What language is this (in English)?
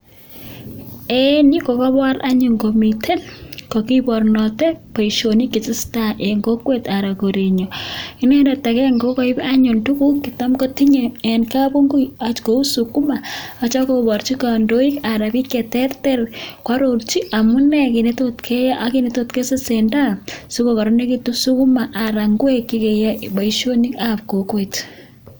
Kalenjin